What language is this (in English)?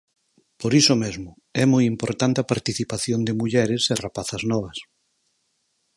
Galician